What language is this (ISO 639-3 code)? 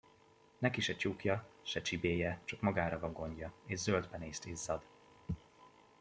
hun